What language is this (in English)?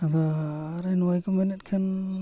Santali